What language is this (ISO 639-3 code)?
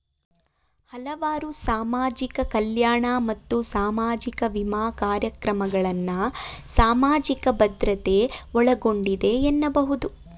kan